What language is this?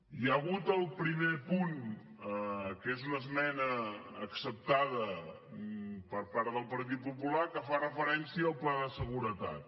Catalan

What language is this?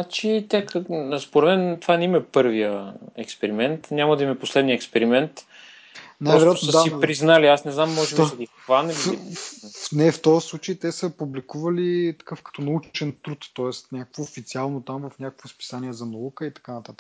Bulgarian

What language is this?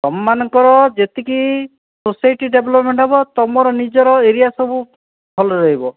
Odia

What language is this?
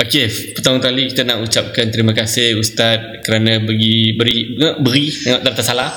Malay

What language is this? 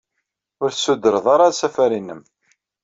Kabyle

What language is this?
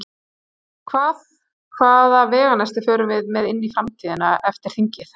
Icelandic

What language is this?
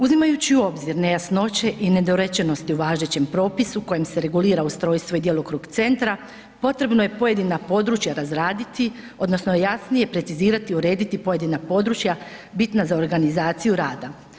Croatian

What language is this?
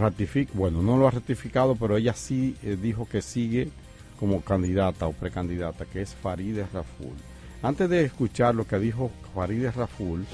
Spanish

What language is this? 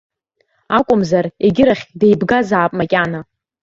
Abkhazian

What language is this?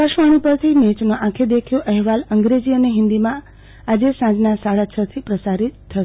Gujarati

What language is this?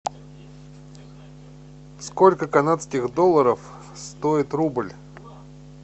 Russian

